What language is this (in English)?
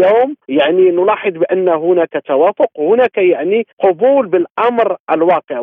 Arabic